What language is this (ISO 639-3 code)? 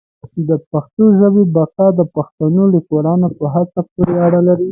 pus